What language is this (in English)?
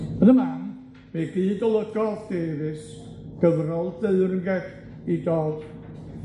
Welsh